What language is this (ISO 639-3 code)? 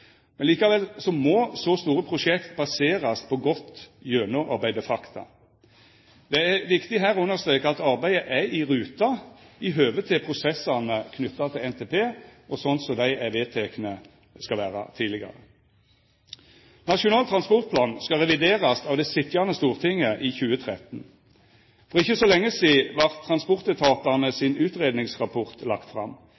nno